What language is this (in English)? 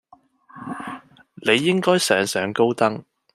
Cantonese